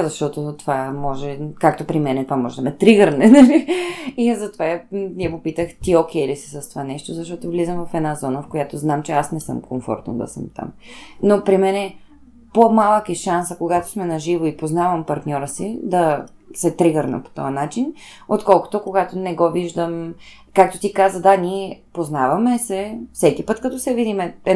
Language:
Bulgarian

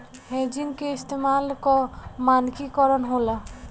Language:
Bhojpuri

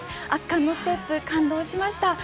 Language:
Japanese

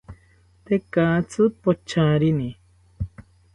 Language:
South Ucayali Ashéninka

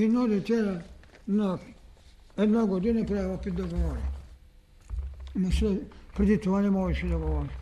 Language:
Bulgarian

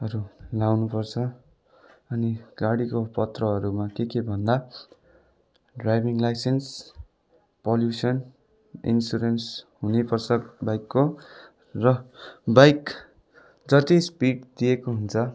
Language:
Nepali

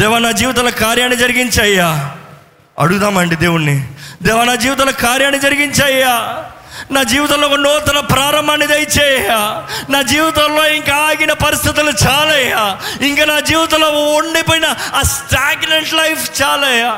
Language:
Telugu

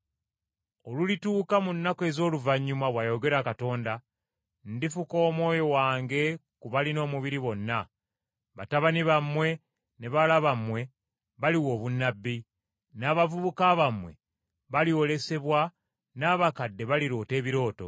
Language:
Ganda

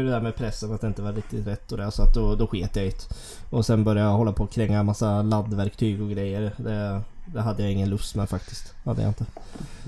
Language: Swedish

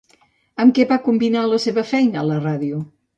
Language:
Catalan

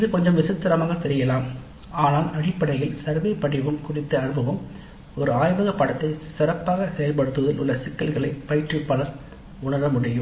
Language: Tamil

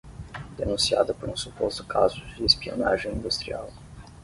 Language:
Portuguese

